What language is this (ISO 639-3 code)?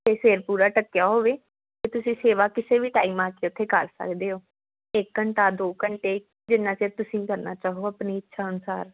pan